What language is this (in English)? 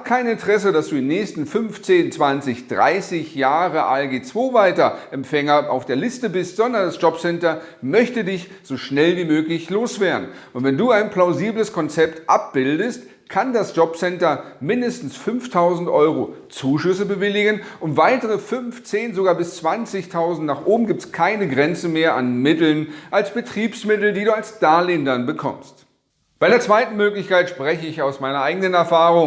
German